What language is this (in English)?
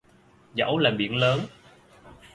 Vietnamese